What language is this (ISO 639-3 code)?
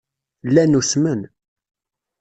kab